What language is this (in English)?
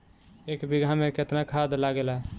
Bhojpuri